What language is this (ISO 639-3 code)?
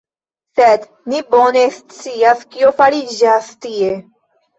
epo